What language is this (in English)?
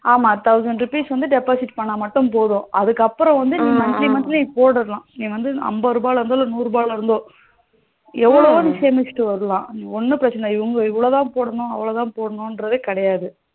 Tamil